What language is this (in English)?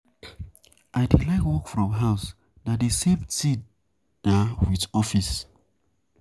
Nigerian Pidgin